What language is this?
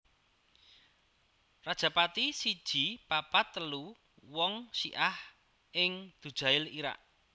Javanese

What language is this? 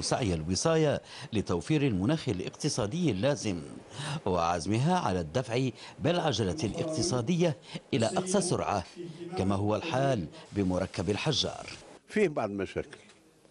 Arabic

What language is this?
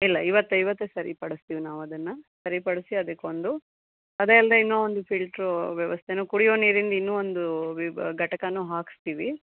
Kannada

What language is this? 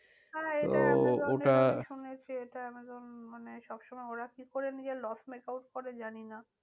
Bangla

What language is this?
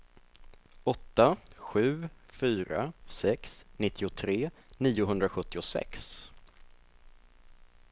Swedish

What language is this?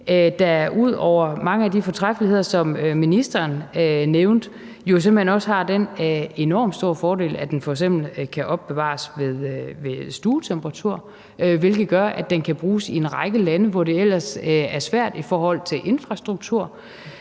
Danish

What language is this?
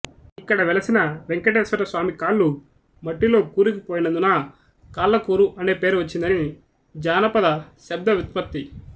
Telugu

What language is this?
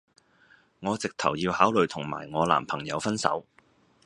Cantonese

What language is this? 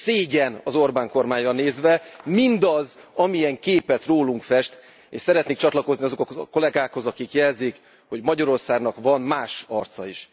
Hungarian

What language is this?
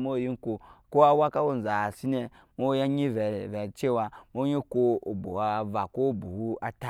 Nyankpa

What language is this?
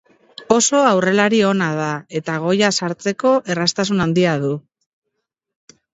Basque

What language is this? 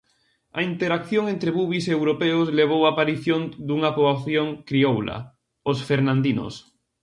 Galician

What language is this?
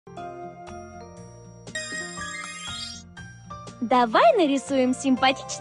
Russian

